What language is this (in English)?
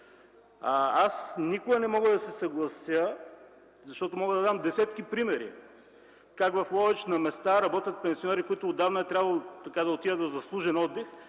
Bulgarian